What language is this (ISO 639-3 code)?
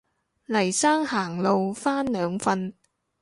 yue